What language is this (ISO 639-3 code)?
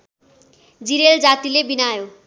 nep